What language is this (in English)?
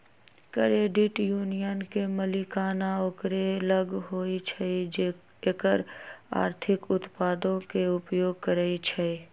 Magahi